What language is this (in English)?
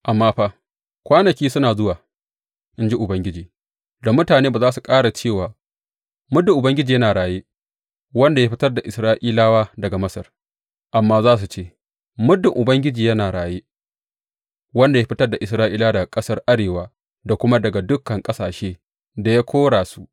Hausa